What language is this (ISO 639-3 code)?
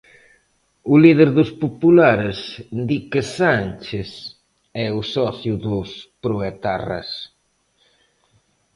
glg